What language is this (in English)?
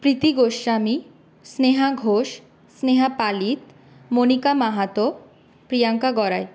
Bangla